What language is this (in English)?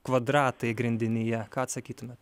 Lithuanian